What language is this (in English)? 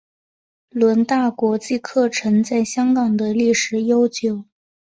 Chinese